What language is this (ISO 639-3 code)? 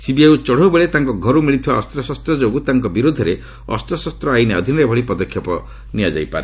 ori